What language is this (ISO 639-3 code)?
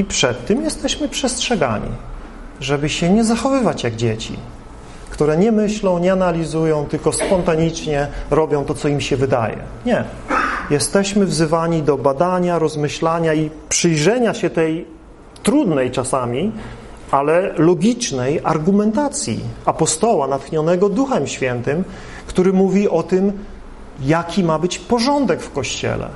pol